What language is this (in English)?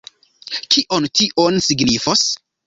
Esperanto